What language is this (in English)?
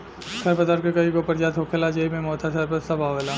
Bhojpuri